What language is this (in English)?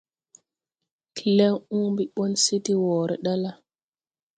Tupuri